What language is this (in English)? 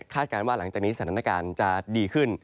Thai